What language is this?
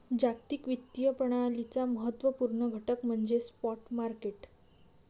Marathi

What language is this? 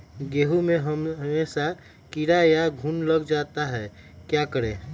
Magahi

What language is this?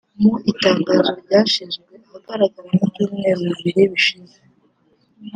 Kinyarwanda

